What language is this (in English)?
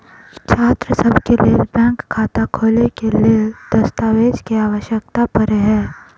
Maithili